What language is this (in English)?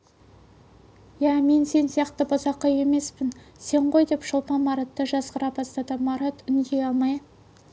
Kazakh